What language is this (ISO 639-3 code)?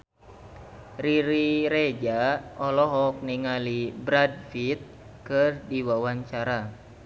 sun